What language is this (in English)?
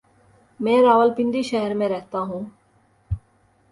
Urdu